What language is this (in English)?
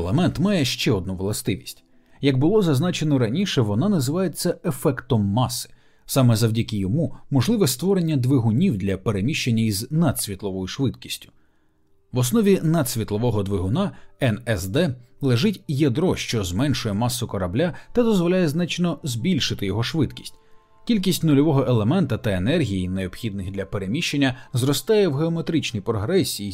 Ukrainian